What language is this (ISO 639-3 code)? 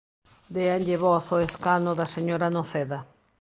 glg